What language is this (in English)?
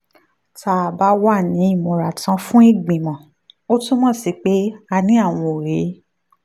Yoruba